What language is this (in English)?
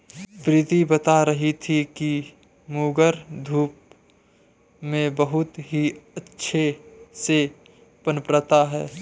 Hindi